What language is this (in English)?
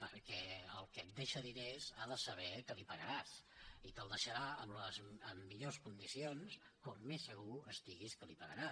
Catalan